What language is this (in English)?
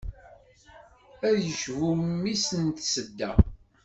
Kabyle